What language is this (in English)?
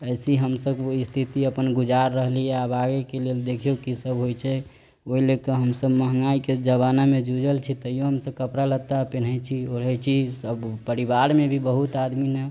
Maithili